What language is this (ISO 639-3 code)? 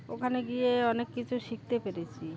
ben